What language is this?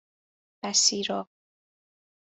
Persian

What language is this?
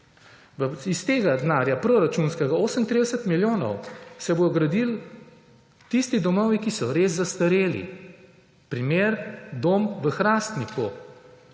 Slovenian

